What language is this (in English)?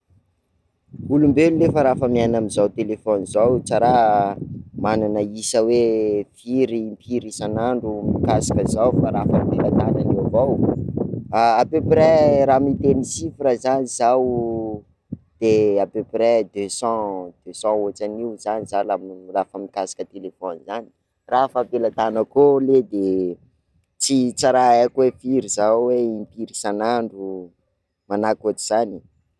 Sakalava Malagasy